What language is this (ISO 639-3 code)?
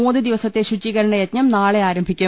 mal